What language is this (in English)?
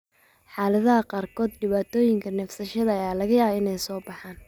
Somali